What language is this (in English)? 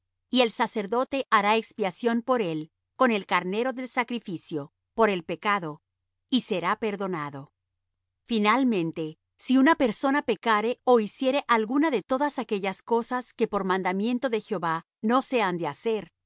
Spanish